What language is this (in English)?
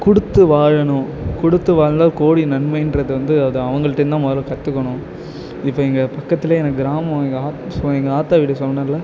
Tamil